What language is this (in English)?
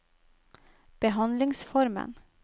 Norwegian